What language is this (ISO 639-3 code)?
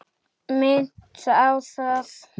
isl